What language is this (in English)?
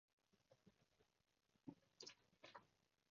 Cantonese